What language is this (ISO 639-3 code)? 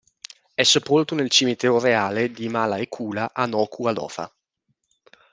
ita